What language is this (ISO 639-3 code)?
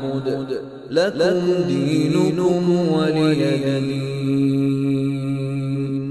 ara